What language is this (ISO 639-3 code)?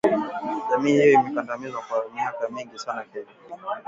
swa